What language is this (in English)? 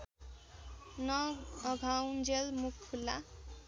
Nepali